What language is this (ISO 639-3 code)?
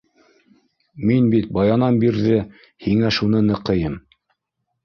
bak